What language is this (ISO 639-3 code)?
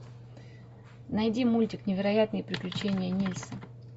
rus